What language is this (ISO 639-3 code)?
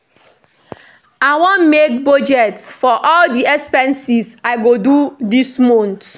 pcm